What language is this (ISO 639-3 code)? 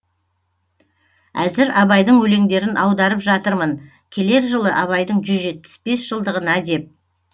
kaz